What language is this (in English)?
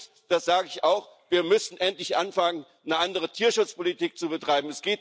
German